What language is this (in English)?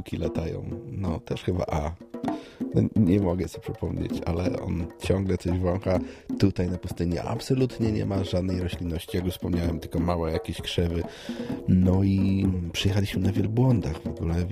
Polish